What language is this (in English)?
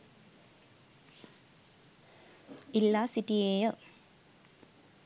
Sinhala